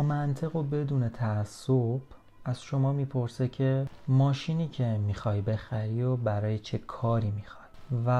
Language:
Persian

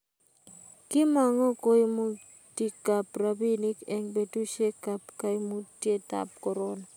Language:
Kalenjin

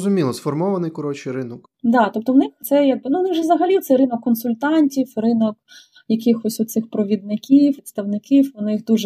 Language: Ukrainian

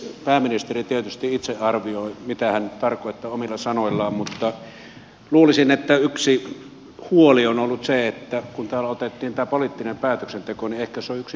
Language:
Finnish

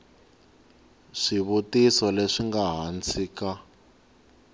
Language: Tsonga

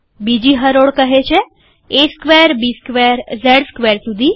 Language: Gujarati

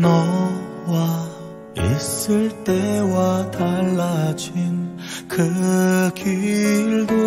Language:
Korean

